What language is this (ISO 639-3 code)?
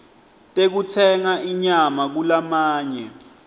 ssw